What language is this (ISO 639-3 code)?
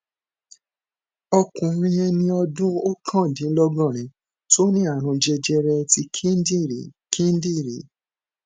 yor